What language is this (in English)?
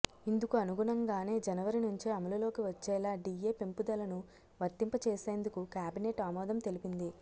Telugu